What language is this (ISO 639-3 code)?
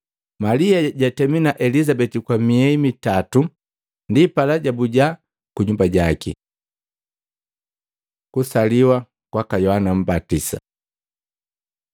mgv